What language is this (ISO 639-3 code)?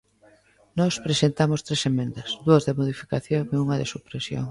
glg